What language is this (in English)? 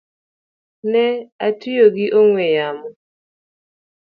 Luo (Kenya and Tanzania)